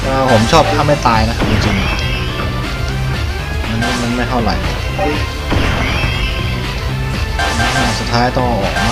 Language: Thai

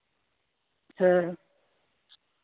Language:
Santali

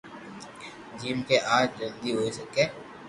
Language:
Loarki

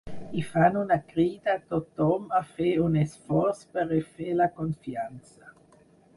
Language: Catalan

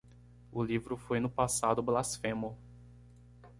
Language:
Portuguese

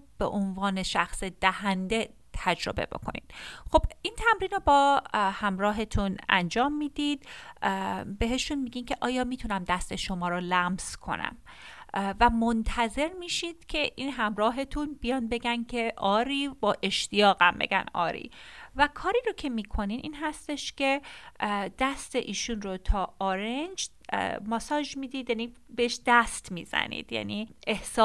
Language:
Persian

